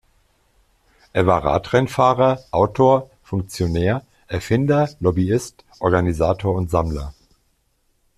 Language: German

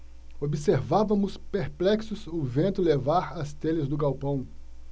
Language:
Portuguese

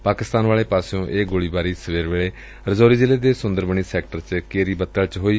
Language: Punjabi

